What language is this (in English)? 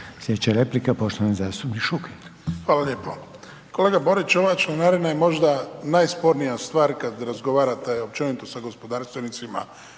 Croatian